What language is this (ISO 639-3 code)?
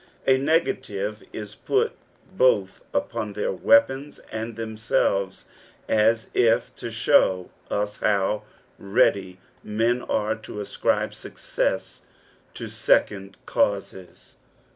eng